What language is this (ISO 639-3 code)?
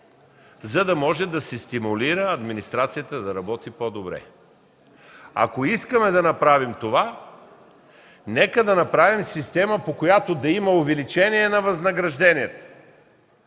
bul